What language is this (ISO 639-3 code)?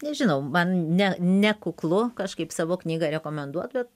lit